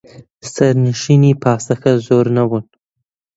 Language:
Central Kurdish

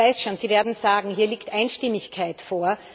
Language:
German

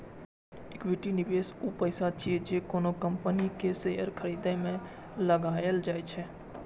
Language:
Maithili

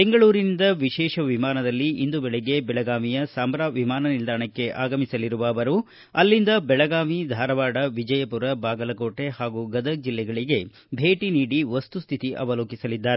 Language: Kannada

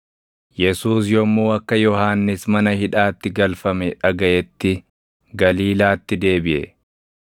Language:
Oromo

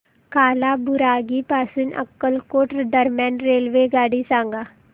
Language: Marathi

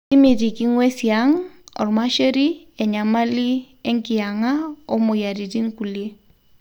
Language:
Masai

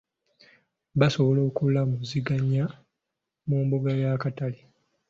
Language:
Ganda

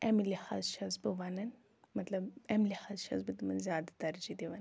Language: Kashmiri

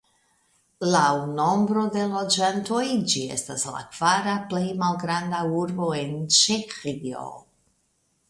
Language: Esperanto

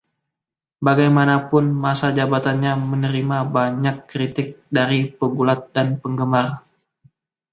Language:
Indonesian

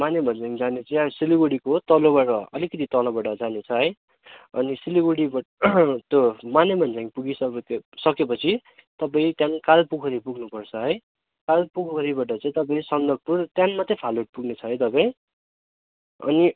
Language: Nepali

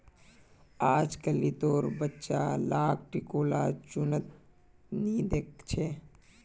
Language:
Magahi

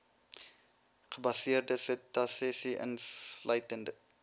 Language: Afrikaans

